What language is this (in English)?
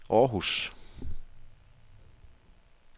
Danish